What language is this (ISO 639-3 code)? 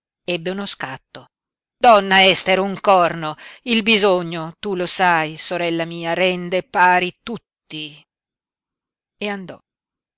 ita